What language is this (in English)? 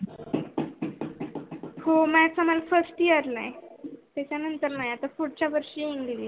Marathi